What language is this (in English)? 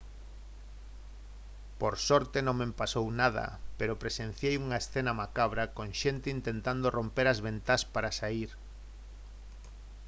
Galician